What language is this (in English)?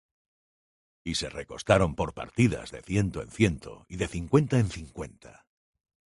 Spanish